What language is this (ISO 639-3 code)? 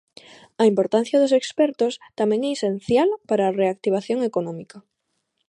glg